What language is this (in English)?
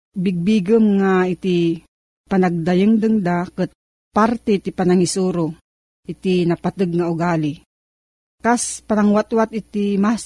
Filipino